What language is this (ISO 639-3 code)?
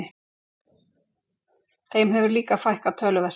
isl